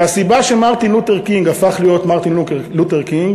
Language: Hebrew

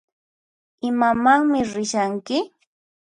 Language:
Puno Quechua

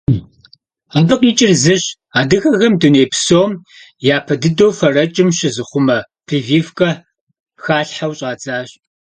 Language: Kabardian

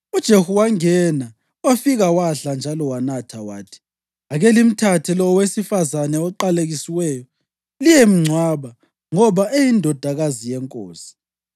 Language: North Ndebele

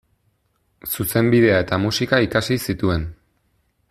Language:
Basque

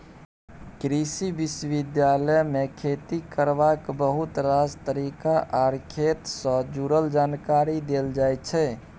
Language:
Maithili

